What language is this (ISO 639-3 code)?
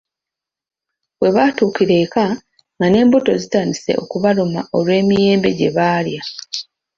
lug